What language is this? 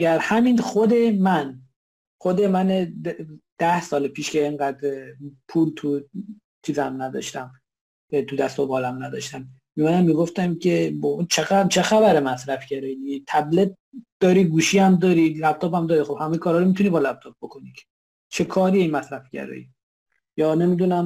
Persian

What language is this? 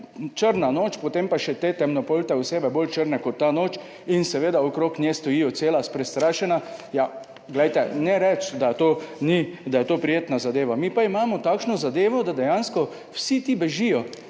Slovenian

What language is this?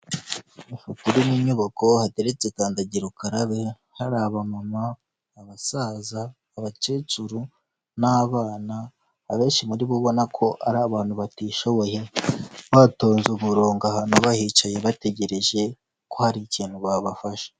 Kinyarwanda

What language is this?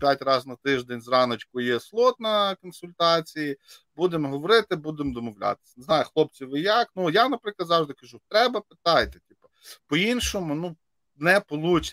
Ukrainian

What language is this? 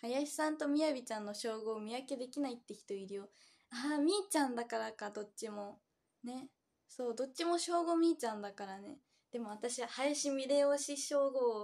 Japanese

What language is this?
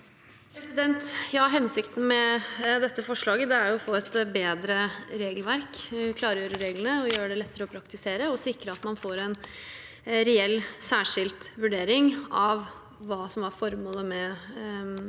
Norwegian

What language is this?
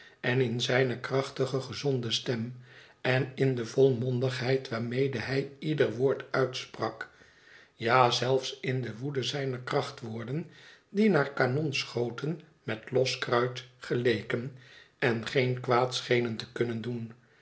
Dutch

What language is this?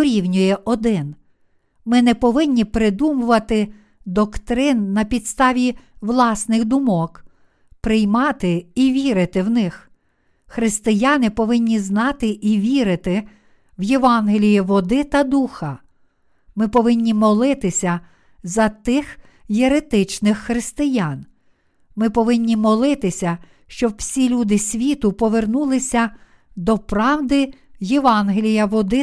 Ukrainian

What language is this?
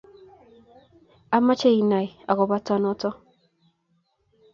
Kalenjin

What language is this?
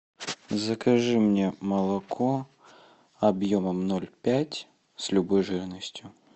Russian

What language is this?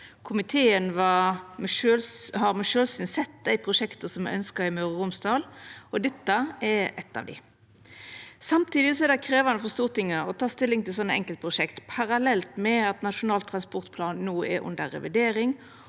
Norwegian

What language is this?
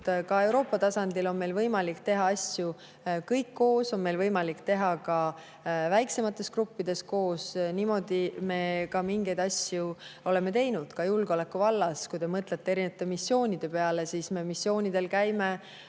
Estonian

